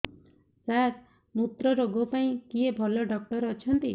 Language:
Odia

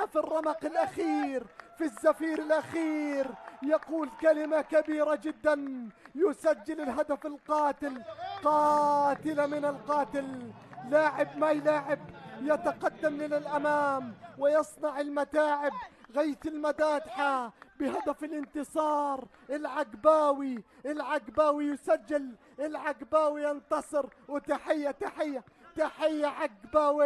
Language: Arabic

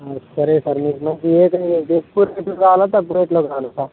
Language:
Telugu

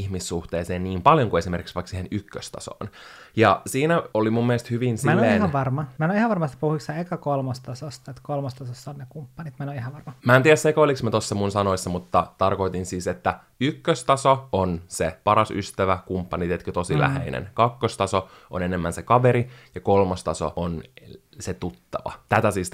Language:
Finnish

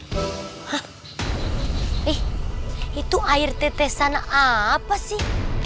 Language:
Indonesian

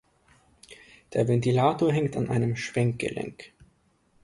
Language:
German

